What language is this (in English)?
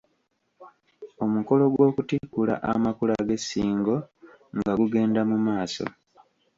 Ganda